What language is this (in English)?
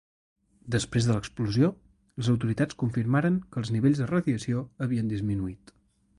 Catalan